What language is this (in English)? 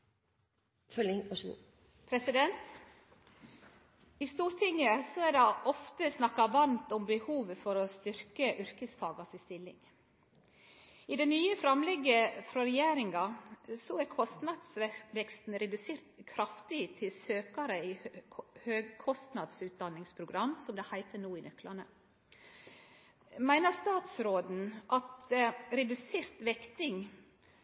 Norwegian Nynorsk